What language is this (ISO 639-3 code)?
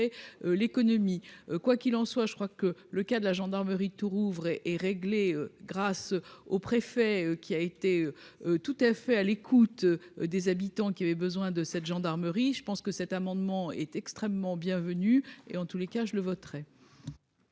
fra